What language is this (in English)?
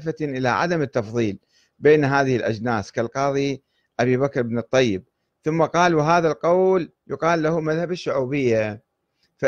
Arabic